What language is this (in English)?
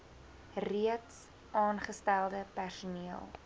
Afrikaans